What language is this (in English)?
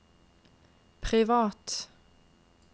Norwegian